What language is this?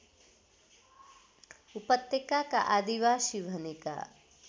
Nepali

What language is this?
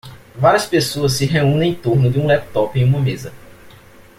Portuguese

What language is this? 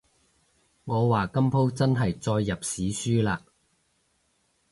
Cantonese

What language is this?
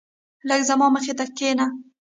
Pashto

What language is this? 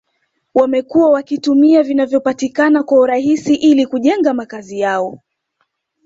Swahili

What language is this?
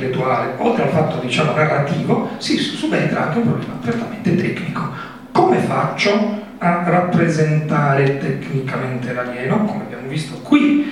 Italian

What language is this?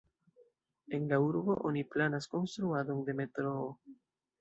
Esperanto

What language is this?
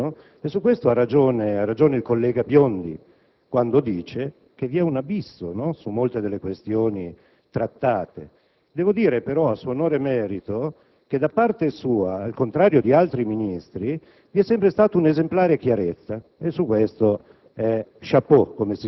Italian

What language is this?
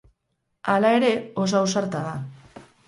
Basque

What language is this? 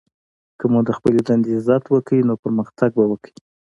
Pashto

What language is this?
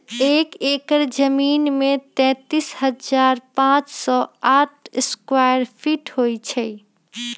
Magahi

